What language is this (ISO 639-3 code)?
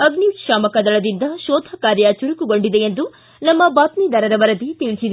kan